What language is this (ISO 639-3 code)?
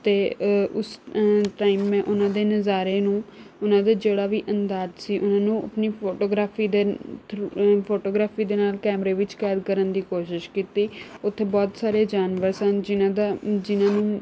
pan